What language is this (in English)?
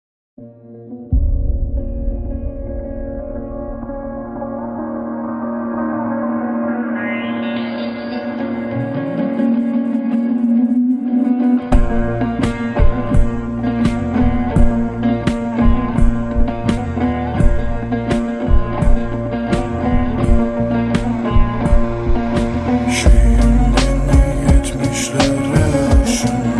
Turkish